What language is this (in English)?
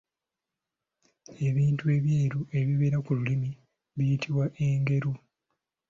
Ganda